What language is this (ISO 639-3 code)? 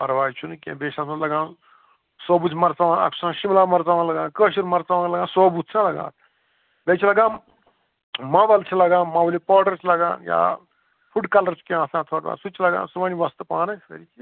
kas